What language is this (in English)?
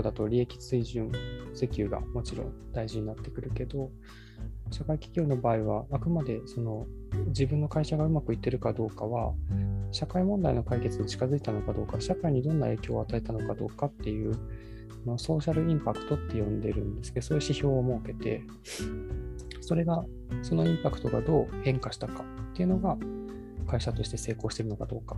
Japanese